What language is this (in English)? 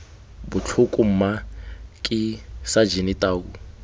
Tswana